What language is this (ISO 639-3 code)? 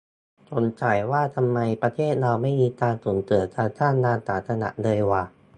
tha